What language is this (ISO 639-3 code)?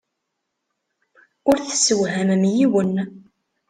kab